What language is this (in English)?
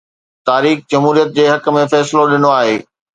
Sindhi